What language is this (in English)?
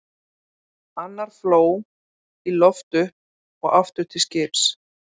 Icelandic